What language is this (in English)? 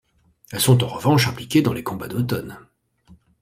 French